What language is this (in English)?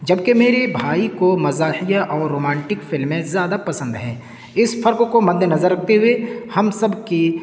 Urdu